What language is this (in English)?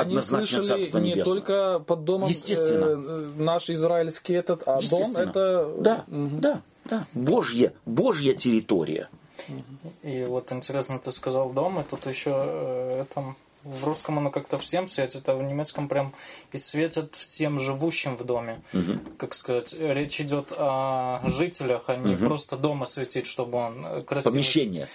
Russian